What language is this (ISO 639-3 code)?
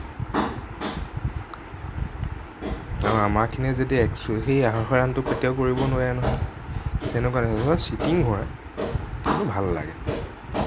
asm